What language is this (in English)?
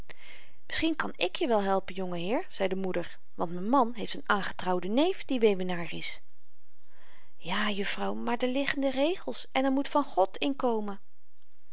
Dutch